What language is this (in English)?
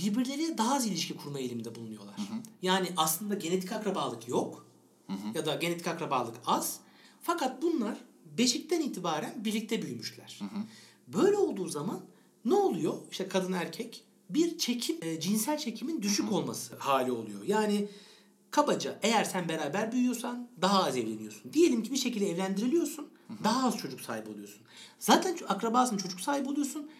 Turkish